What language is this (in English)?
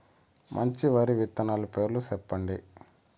Telugu